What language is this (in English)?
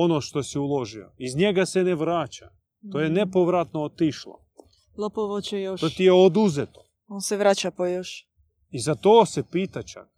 Croatian